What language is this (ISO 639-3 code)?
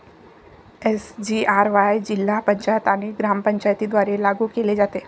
mar